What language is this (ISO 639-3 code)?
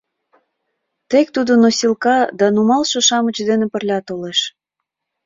chm